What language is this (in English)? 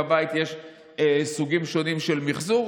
Hebrew